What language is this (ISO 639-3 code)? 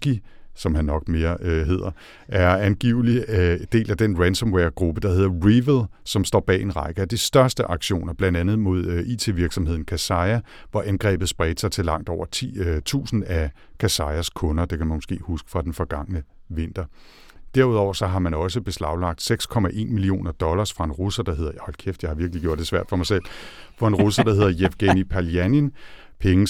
dan